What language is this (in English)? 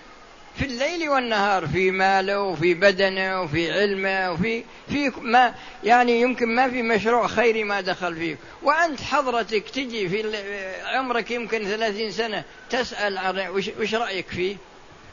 Arabic